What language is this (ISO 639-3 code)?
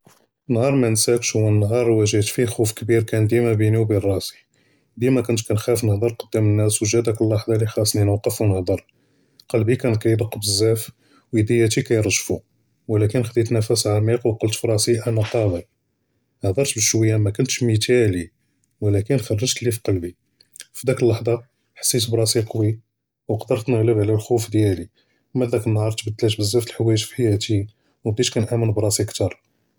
jrb